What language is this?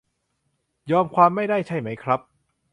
Thai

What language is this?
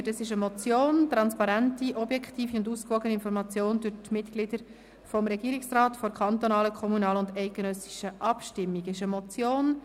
Swiss German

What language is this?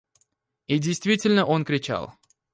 Russian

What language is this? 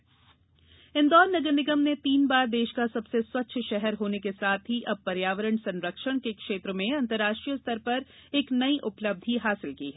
Hindi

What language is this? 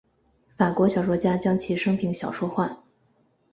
Chinese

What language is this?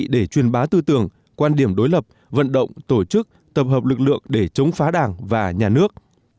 Vietnamese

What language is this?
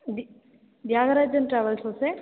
Tamil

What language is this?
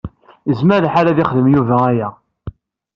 Kabyle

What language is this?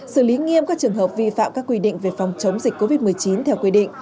Vietnamese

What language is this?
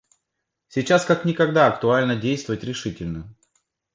Russian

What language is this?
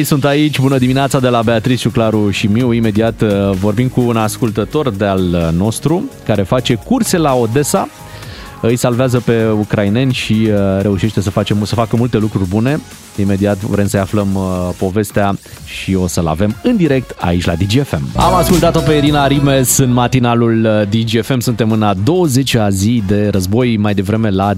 Romanian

